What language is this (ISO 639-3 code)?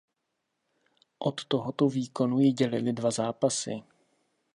ces